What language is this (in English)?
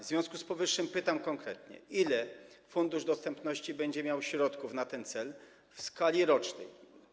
Polish